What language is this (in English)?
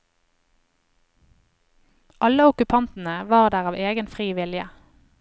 Norwegian